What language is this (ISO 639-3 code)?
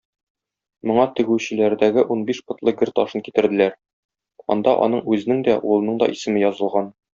tat